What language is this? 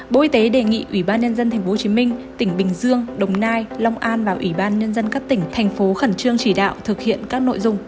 Vietnamese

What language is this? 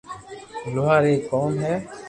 Loarki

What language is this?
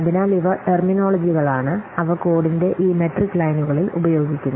Malayalam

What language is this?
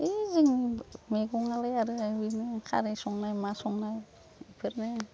Bodo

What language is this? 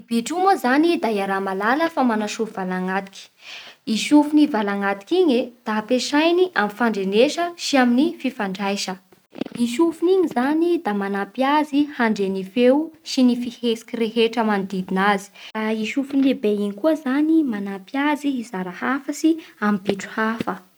Bara Malagasy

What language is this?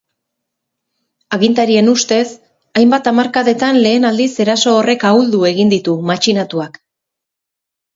Basque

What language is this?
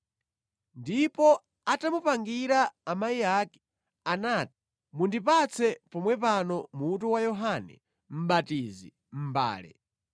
Nyanja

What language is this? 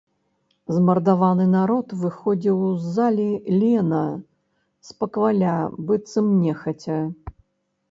Belarusian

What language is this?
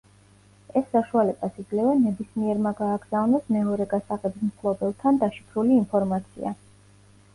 Georgian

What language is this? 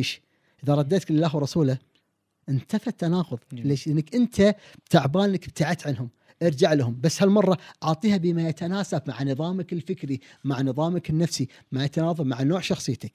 Arabic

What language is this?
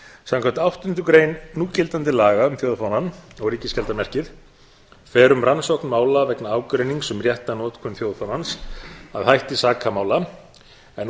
Icelandic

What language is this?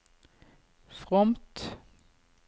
Norwegian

